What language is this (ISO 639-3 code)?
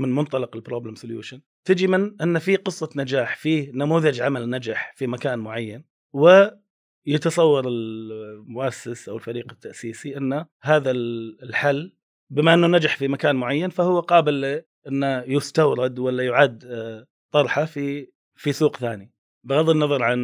ara